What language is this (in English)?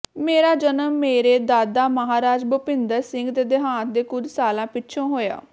Punjabi